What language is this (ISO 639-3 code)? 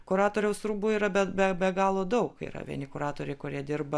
lit